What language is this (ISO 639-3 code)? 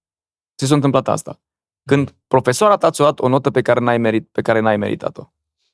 ron